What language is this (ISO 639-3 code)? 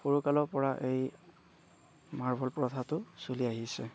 asm